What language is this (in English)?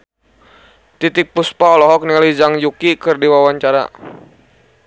Sundanese